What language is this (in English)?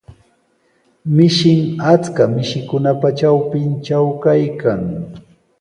Sihuas Ancash Quechua